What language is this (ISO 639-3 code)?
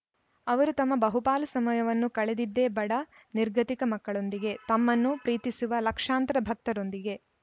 kan